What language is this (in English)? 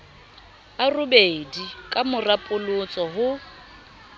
Southern Sotho